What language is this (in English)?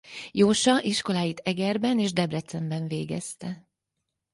Hungarian